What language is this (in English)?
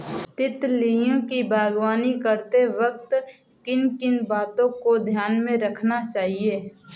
Hindi